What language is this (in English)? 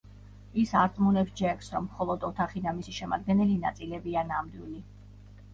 Georgian